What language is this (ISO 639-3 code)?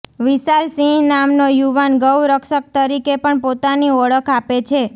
guj